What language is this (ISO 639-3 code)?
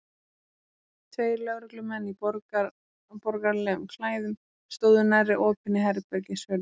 isl